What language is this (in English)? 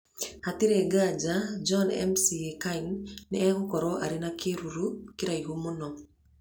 Kikuyu